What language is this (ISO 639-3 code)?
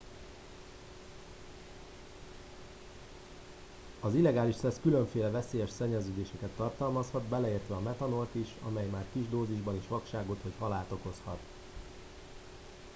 hun